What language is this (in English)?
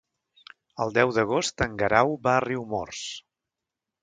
Catalan